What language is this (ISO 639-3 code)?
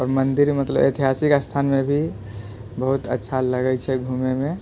mai